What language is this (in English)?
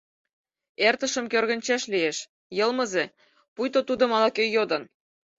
Mari